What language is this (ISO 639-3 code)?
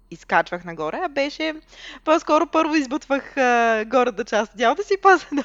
bul